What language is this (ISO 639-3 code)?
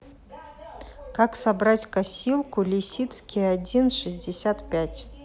rus